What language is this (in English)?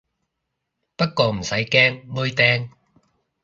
Cantonese